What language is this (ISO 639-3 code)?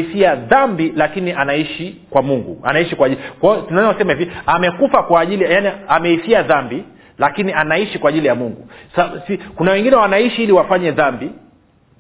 swa